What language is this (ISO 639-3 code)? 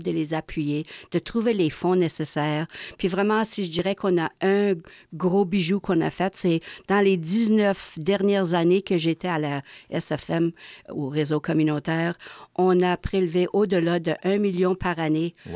fra